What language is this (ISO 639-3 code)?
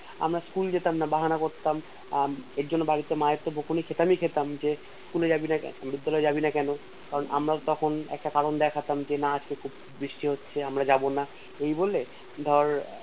ben